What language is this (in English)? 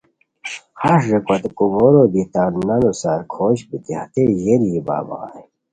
Khowar